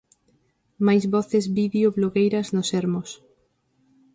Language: Galician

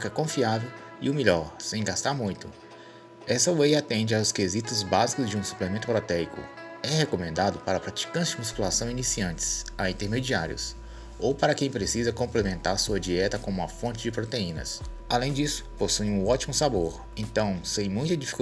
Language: Portuguese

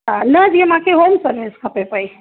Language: Sindhi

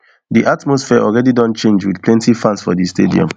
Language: Nigerian Pidgin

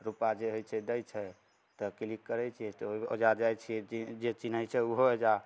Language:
Maithili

